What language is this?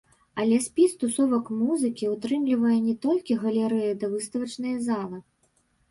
Belarusian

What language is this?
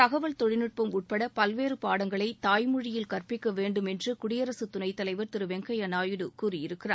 Tamil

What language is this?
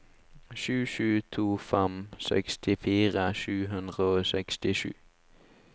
Norwegian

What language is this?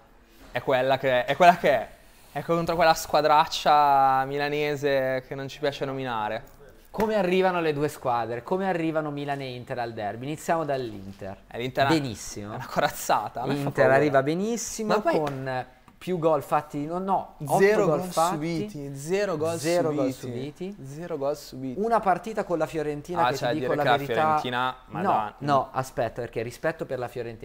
Italian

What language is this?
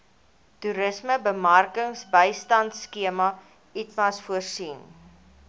Afrikaans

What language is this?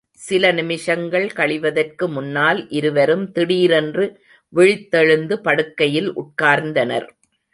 Tamil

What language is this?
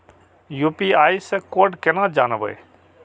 Maithili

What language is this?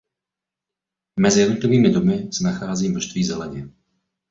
Czech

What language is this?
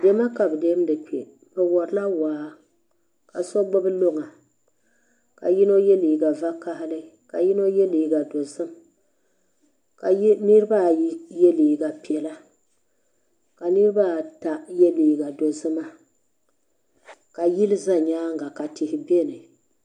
Dagbani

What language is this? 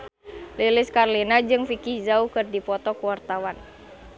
Sundanese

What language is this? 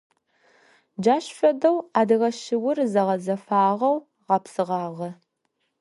Adyghe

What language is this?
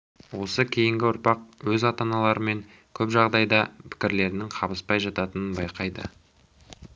Kazakh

